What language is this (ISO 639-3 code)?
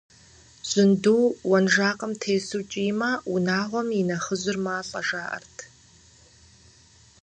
kbd